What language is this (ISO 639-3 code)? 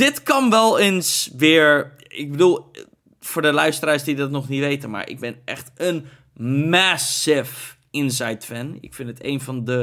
nld